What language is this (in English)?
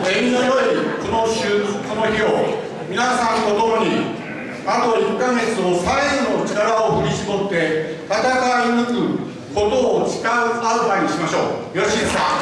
Japanese